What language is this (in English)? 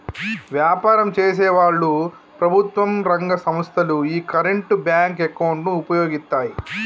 Telugu